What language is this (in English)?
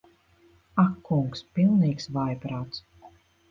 Latvian